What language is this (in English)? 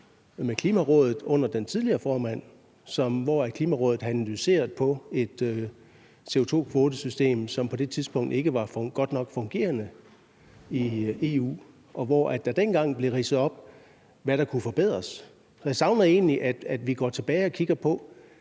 Danish